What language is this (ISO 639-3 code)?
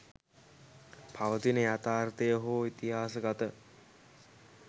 sin